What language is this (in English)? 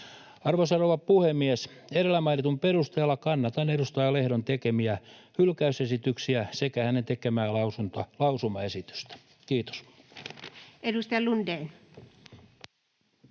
Finnish